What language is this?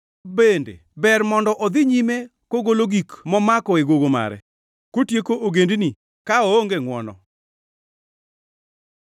Luo (Kenya and Tanzania)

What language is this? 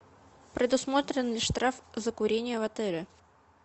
Russian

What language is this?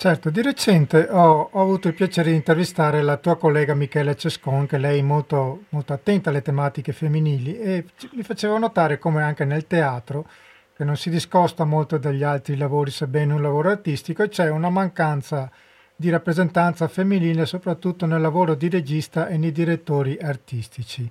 Italian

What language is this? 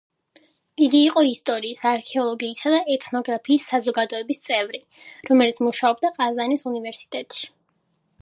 Georgian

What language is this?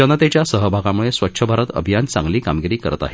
Marathi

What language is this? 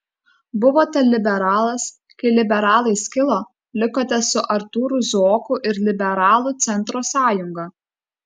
Lithuanian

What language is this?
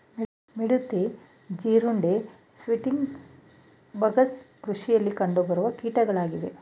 Kannada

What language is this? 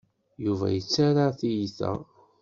Kabyle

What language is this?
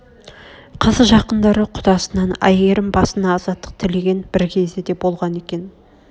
Kazakh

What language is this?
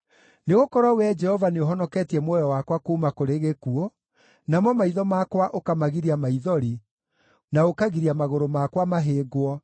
Kikuyu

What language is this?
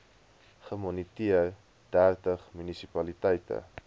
Afrikaans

